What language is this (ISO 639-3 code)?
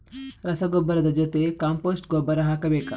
kan